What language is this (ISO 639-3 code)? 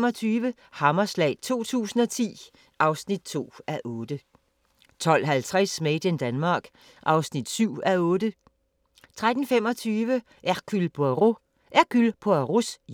dan